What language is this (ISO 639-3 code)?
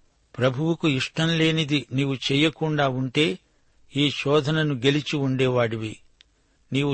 tel